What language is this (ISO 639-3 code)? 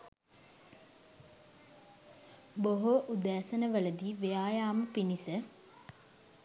sin